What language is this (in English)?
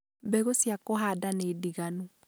Kikuyu